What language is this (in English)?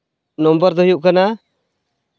Santali